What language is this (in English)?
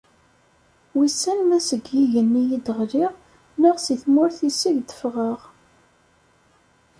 Kabyle